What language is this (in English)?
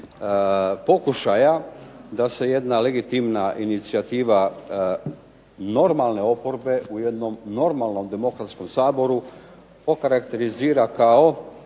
Croatian